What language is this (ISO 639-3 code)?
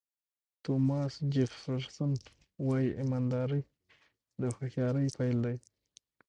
pus